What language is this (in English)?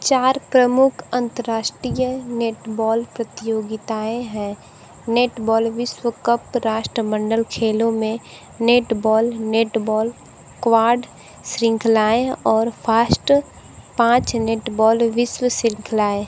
Hindi